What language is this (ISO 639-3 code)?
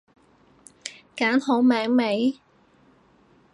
yue